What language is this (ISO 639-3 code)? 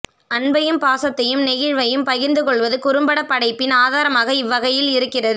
tam